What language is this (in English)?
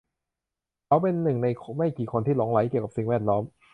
Thai